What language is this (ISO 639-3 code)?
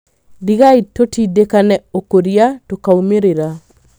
kik